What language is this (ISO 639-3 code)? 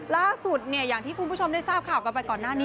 tha